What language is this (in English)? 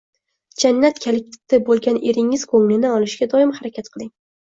Uzbek